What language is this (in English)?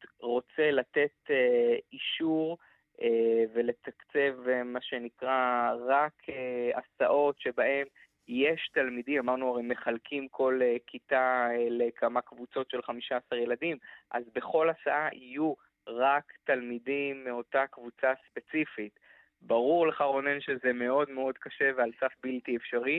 Hebrew